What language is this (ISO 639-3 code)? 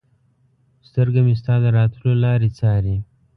pus